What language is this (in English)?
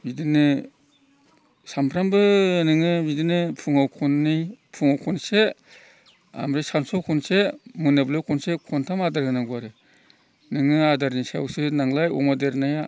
Bodo